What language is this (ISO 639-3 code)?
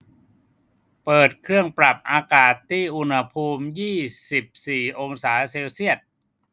tha